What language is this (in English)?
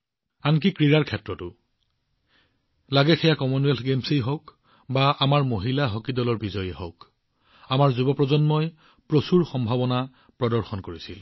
Assamese